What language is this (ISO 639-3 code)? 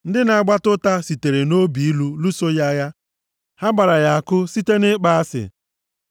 ibo